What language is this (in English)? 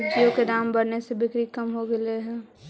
Magahi